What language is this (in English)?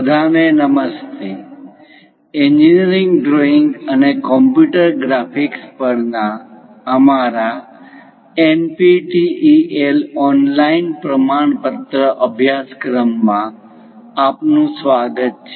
Gujarati